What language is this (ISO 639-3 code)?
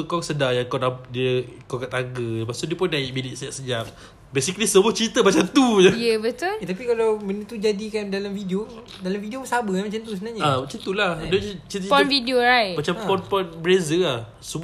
msa